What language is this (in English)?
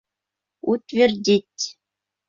Bashkir